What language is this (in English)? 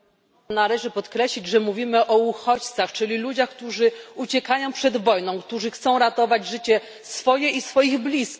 Polish